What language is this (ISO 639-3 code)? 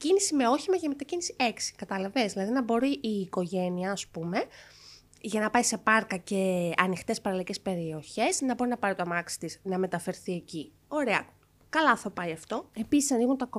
ell